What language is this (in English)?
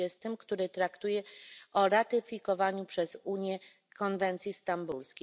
Polish